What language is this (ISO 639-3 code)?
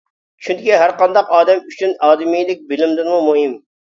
uig